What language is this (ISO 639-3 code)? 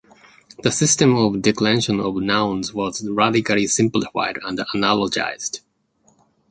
eng